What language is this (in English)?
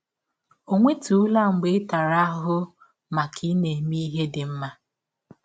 Igbo